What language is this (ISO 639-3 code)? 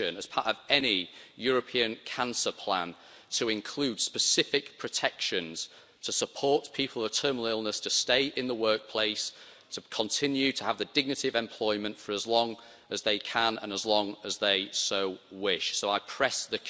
eng